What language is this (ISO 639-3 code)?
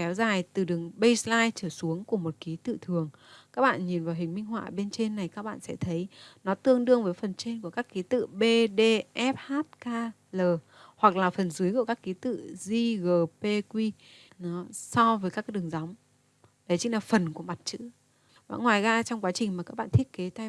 vie